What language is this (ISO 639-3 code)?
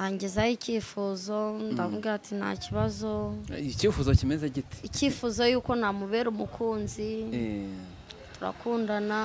ron